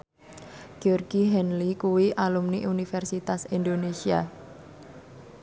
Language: Javanese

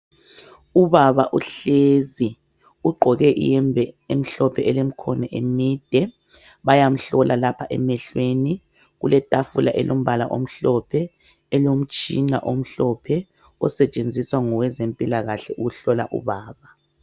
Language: North Ndebele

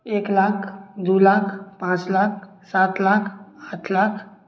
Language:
Maithili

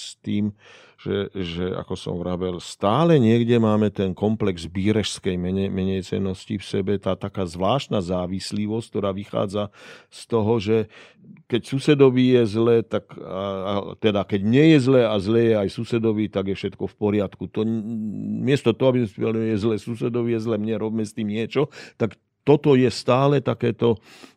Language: Slovak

